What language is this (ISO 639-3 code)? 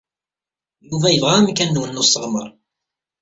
kab